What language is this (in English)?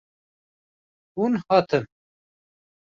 Kurdish